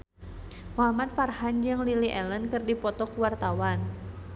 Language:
Sundanese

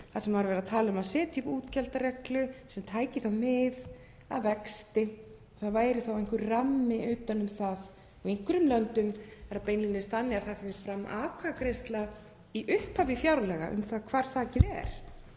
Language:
Icelandic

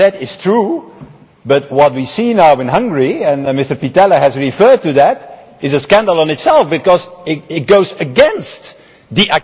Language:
English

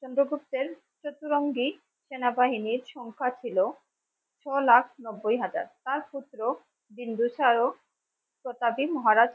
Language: Bangla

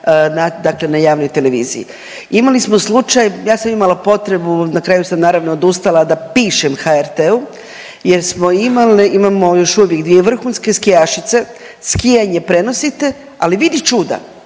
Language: Croatian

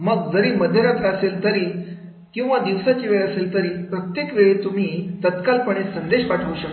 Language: Marathi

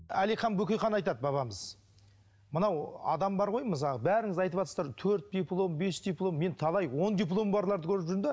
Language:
Kazakh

